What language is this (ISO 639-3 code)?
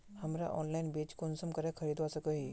mag